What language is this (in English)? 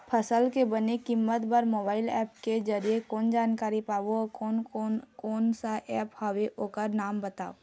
Chhattisgarhi